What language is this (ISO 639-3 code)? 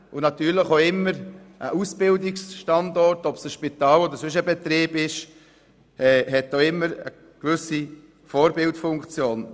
gsw